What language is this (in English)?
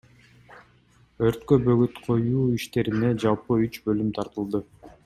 Kyrgyz